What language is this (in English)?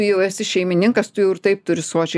Lithuanian